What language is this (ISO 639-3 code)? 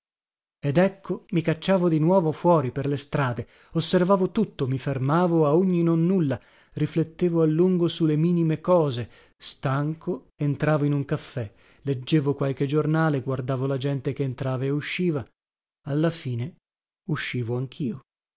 ita